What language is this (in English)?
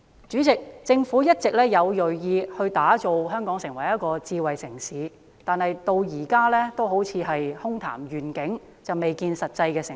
Cantonese